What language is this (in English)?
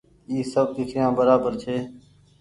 Goaria